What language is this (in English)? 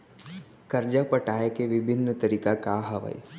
Chhattisgarhi